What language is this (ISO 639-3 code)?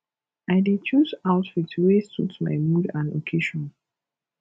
pcm